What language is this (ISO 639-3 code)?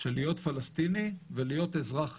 heb